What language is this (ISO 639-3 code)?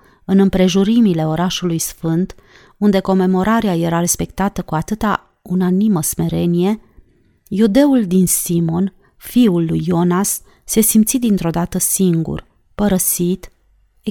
ron